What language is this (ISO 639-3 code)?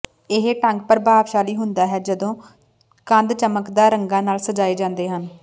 pan